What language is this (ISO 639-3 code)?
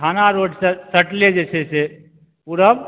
mai